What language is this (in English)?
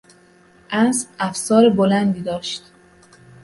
Persian